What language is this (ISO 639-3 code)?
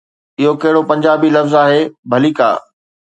snd